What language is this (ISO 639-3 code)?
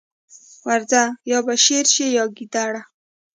pus